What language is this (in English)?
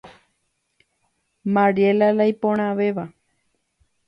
Guarani